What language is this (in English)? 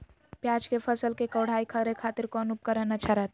Magahi